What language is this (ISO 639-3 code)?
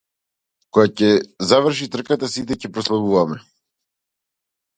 mkd